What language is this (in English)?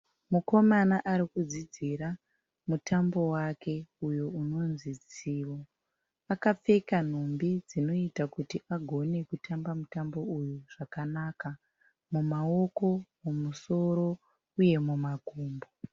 Shona